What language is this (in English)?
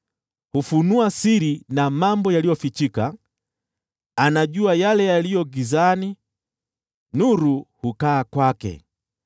Swahili